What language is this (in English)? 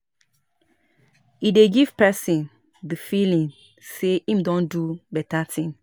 Nigerian Pidgin